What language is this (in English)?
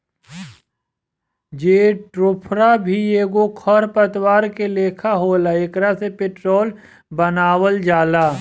Bhojpuri